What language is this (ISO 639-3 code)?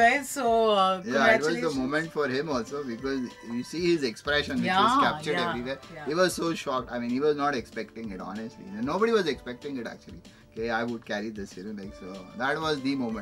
hin